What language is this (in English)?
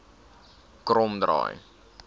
Afrikaans